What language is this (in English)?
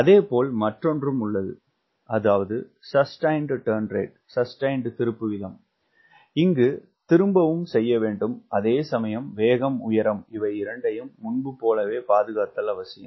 Tamil